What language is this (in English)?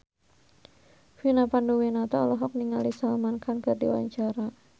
Sundanese